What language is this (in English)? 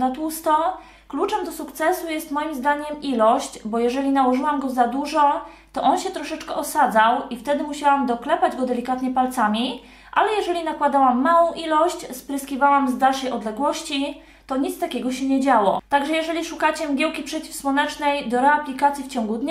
Polish